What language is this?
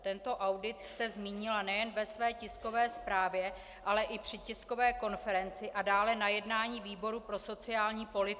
Czech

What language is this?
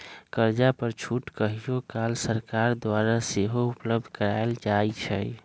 Magahi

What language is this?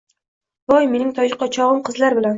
Uzbek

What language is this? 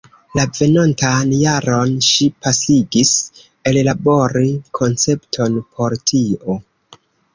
Esperanto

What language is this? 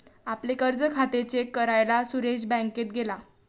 Marathi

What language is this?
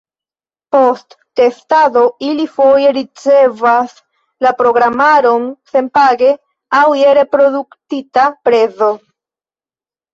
Esperanto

